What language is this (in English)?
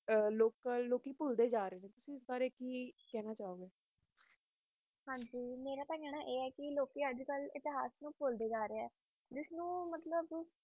Punjabi